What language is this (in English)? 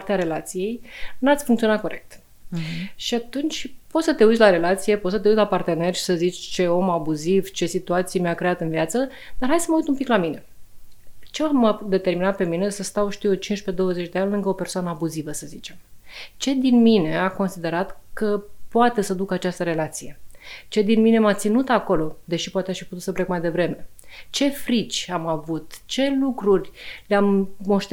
Romanian